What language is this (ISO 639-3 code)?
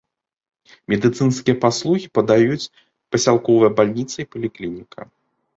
bel